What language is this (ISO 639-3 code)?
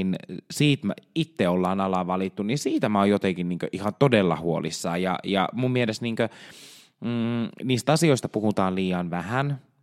fin